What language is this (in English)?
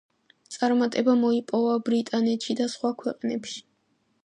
Georgian